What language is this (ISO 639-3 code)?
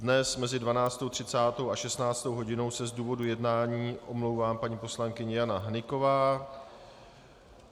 ces